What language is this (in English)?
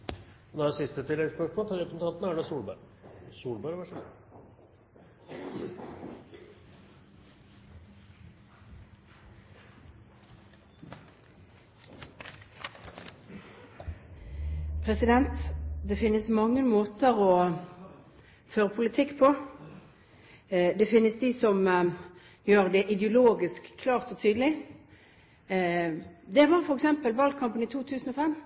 Norwegian